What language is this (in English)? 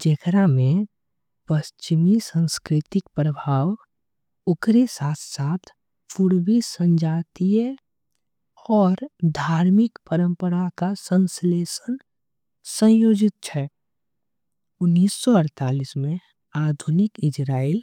Angika